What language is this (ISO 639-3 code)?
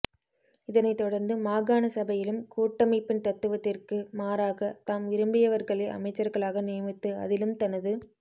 tam